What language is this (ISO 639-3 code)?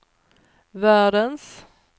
swe